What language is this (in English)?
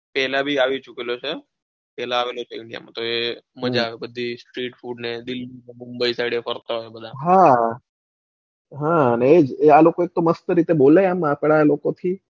Gujarati